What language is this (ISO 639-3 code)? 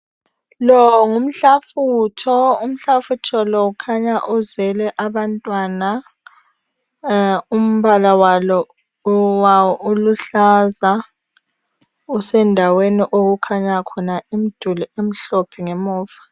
nde